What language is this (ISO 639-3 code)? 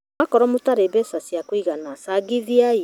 kik